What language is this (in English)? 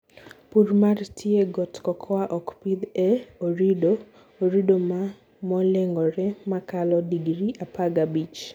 Luo (Kenya and Tanzania)